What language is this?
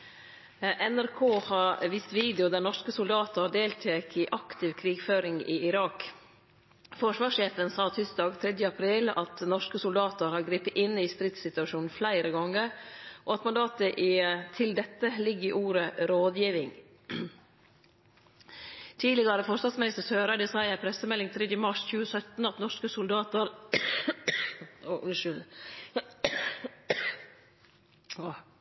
Norwegian Nynorsk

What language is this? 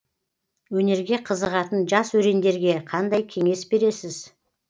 Kazakh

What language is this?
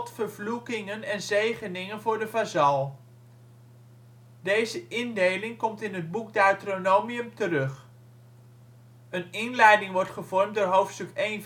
Dutch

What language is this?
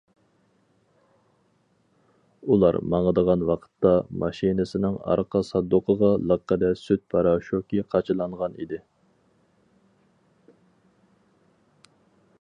Uyghur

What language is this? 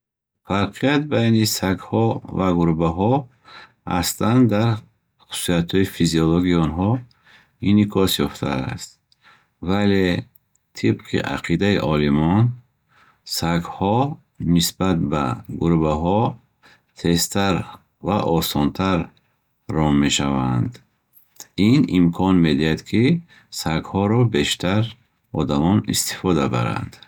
Bukharic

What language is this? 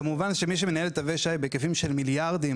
Hebrew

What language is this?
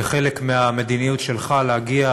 Hebrew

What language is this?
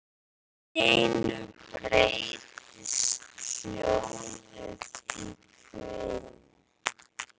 Icelandic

